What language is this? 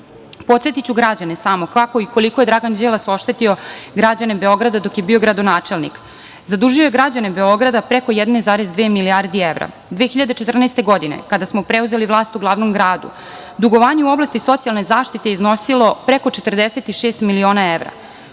Serbian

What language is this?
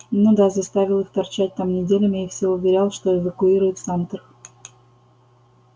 Russian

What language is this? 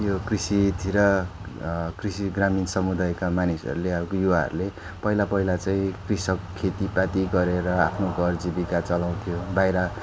Nepali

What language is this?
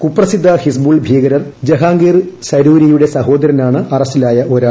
Malayalam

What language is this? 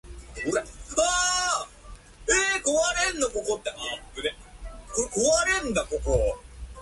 Japanese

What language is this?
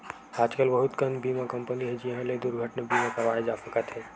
Chhattisgarhi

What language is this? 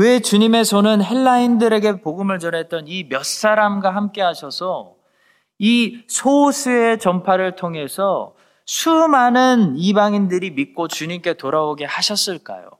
Korean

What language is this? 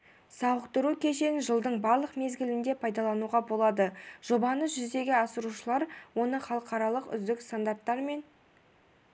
Kazakh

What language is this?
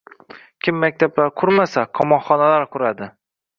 Uzbek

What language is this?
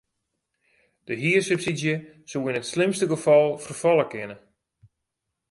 Western Frisian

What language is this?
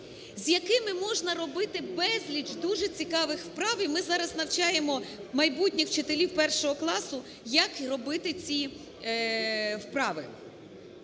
Ukrainian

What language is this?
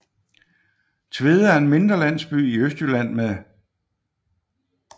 Danish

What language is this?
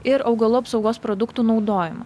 Lithuanian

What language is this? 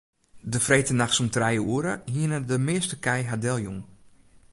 Western Frisian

